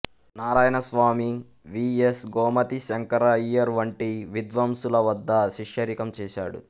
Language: Telugu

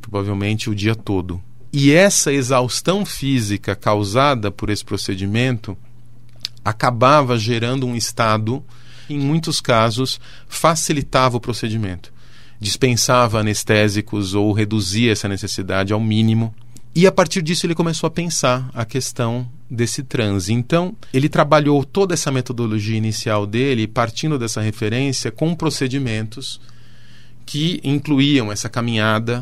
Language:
Portuguese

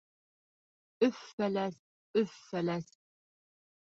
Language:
Bashkir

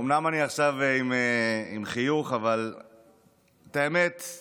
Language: Hebrew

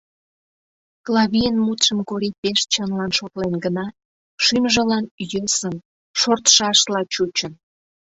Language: Mari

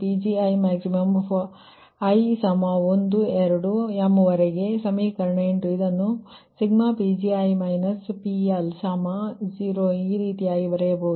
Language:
Kannada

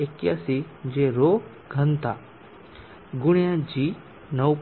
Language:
Gujarati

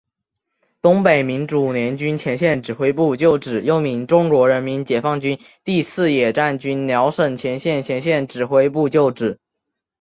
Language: Chinese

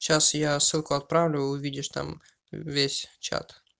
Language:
Russian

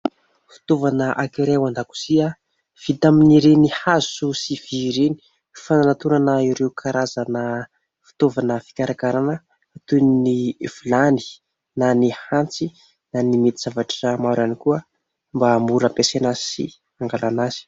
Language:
Malagasy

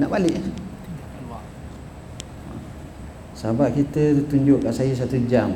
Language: Malay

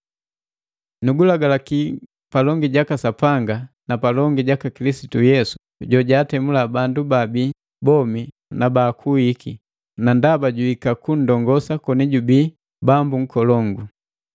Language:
Matengo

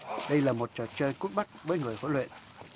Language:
Vietnamese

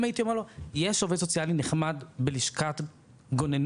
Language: Hebrew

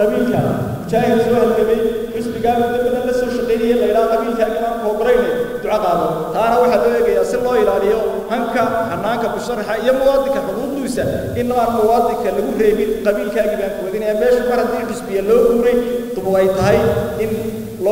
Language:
Arabic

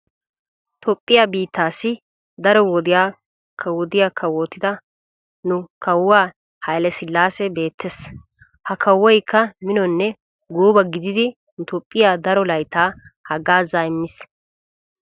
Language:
Wolaytta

